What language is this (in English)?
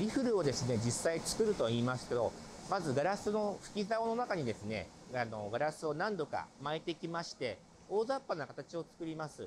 Japanese